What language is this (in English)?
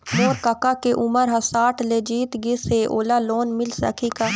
Chhattisgarhi